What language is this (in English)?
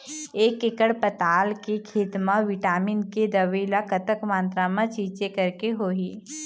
Chhattisgarhi